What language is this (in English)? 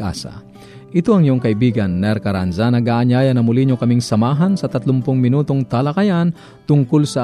Filipino